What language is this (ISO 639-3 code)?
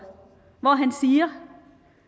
dan